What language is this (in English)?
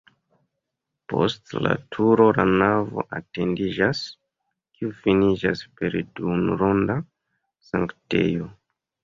Esperanto